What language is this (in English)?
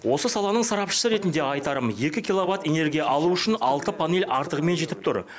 Kazakh